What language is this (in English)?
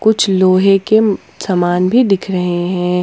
Hindi